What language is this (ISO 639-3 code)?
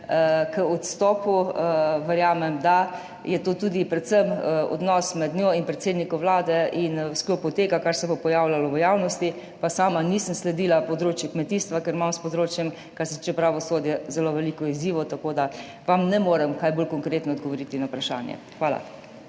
slv